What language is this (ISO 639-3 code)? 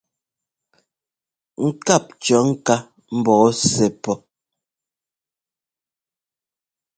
jgo